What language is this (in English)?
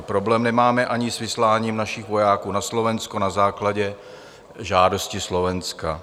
Czech